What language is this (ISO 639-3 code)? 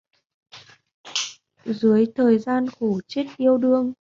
vie